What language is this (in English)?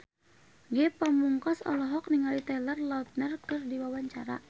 Sundanese